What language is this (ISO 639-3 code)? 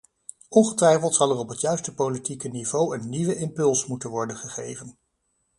nld